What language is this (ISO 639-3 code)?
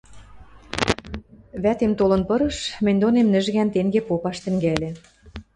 mrj